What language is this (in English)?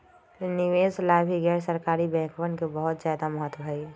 Magahi